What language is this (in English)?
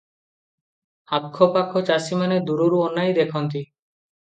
Odia